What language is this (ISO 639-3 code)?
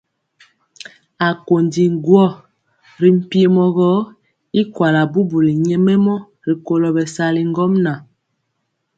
mcx